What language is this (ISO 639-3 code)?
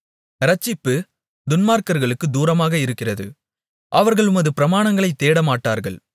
tam